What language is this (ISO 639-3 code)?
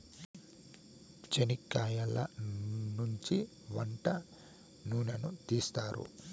tel